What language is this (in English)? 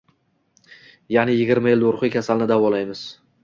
Uzbek